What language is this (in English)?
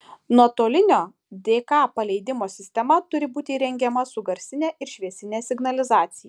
Lithuanian